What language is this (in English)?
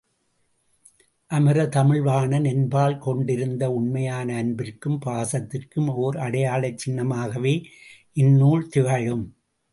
Tamil